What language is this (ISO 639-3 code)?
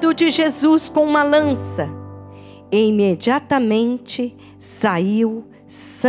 por